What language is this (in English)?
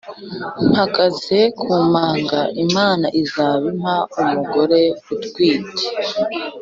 Kinyarwanda